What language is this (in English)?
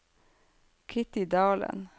Norwegian